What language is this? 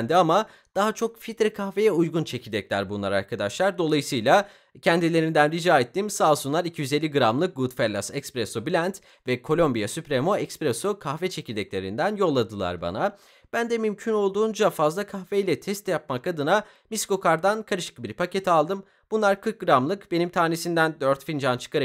Turkish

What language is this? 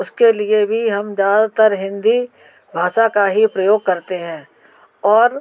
Hindi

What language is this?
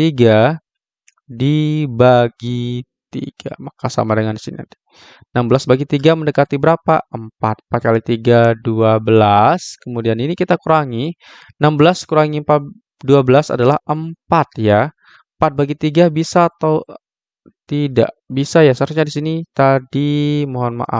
Indonesian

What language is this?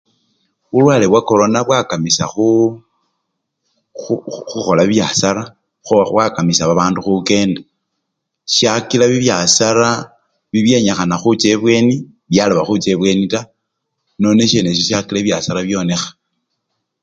Luyia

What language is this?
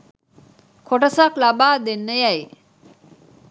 Sinhala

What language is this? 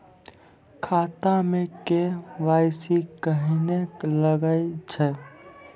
Maithili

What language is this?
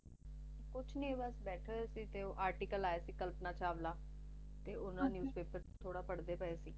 Punjabi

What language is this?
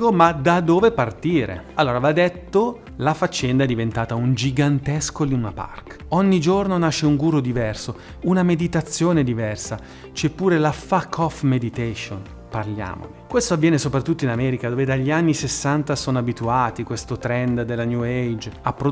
Italian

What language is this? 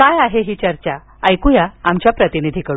Marathi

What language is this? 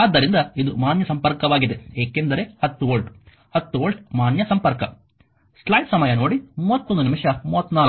Kannada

